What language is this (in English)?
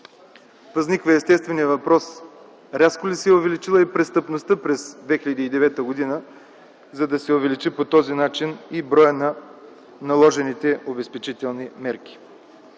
Bulgarian